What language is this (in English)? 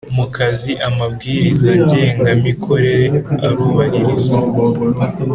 Kinyarwanda